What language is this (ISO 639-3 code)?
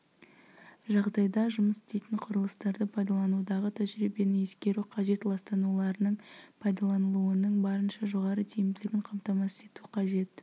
kaz